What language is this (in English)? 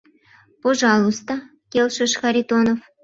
Mari